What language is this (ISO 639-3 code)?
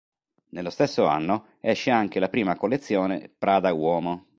ita